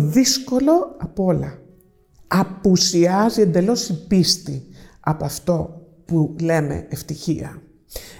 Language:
Greek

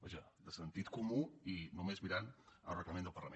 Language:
Catalan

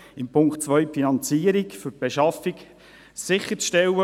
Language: Swiss German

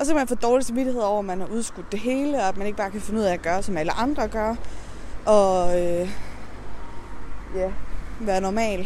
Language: Danish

